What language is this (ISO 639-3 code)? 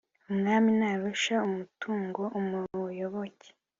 kin